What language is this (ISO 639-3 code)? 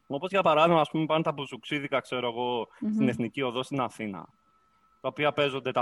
ell